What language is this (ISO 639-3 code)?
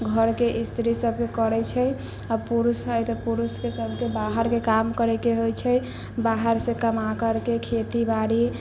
mai